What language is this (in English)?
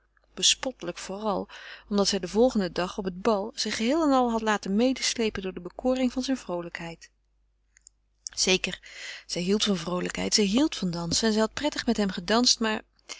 Dutch